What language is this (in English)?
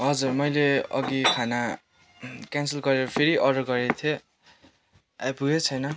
Nepali